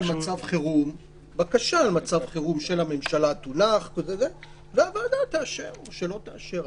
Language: Hebrew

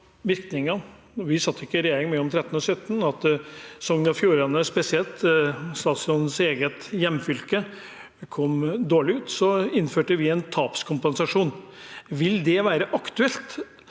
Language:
Norwegian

